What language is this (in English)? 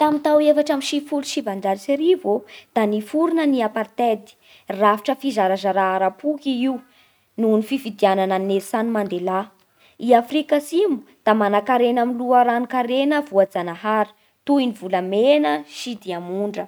Bara Malagasy